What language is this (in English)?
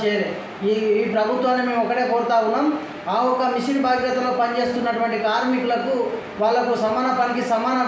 Telugu